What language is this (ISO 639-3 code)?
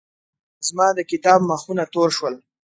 pus